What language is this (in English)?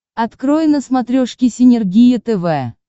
Russian